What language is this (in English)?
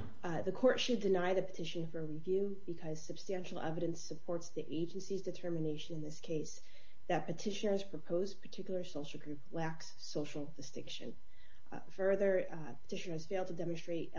English